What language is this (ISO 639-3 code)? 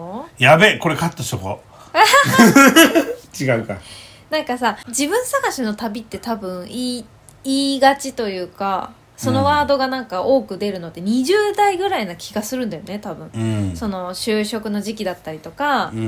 jpn